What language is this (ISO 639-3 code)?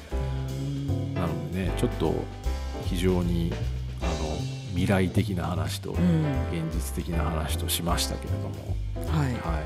jpn